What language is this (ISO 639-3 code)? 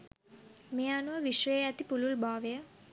sin